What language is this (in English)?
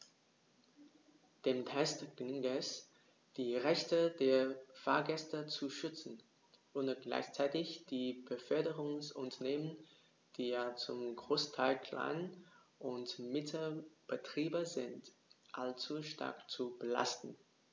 German